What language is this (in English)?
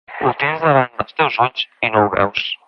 Catalan